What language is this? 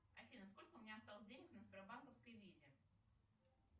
Russian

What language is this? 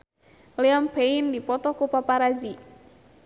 Sundanese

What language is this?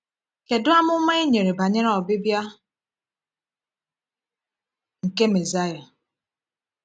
Igbo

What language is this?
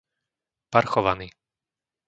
Slovak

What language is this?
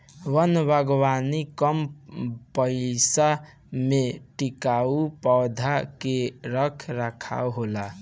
Bhojpuri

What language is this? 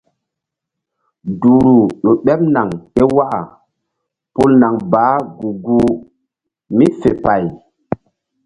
Mbum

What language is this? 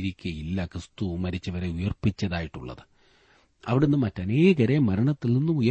Malayalam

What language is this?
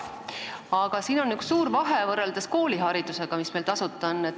Estonian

